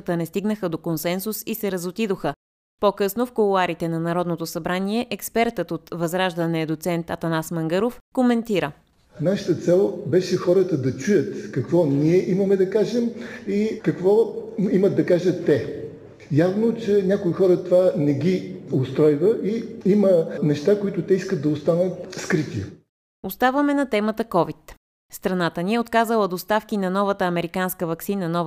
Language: Bulgarian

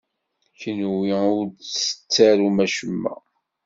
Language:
Kabyle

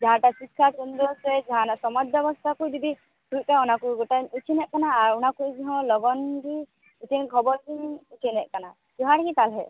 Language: Santali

